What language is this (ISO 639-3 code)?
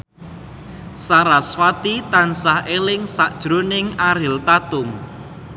jav